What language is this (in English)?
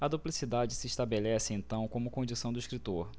Portuguese